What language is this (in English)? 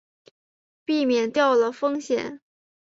Chinese